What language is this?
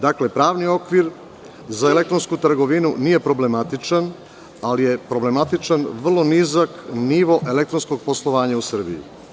Serbian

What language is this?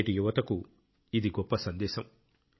Telugu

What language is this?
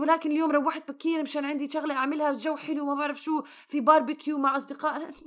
Arabic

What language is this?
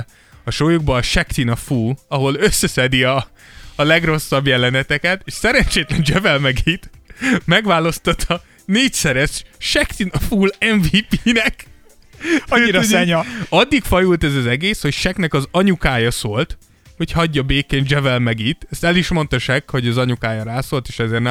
Hungarian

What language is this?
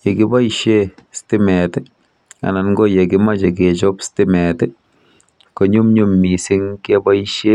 Kalenjin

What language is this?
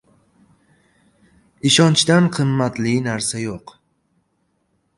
Uzbek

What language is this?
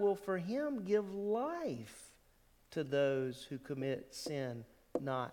English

